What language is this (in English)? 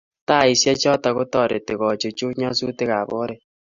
Kalenjin